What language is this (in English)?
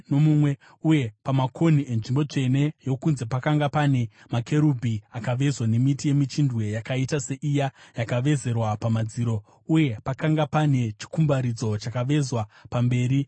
Shona